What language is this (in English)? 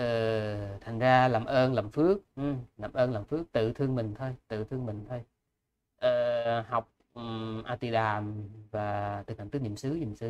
Vietnamese